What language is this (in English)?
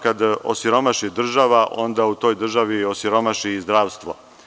Serbian